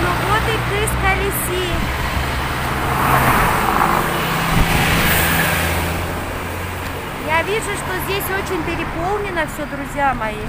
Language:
Russian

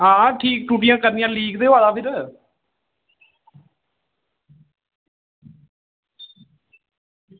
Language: Dogri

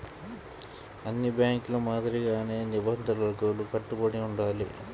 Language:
Telugu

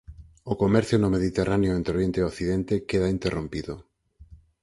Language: Galician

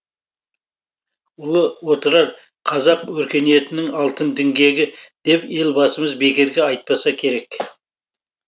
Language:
Kazakh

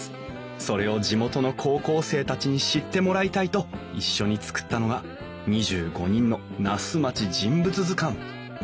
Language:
Japanese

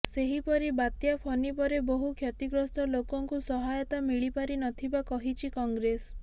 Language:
Odia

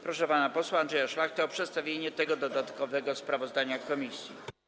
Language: Polish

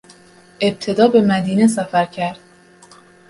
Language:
Persian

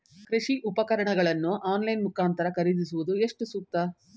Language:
Kannada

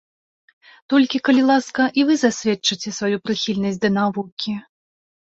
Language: Belarusian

